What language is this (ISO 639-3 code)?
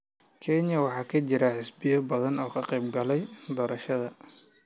som